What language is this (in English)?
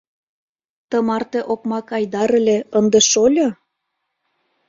Mari